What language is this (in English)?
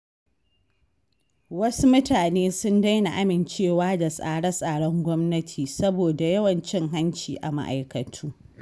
Hausa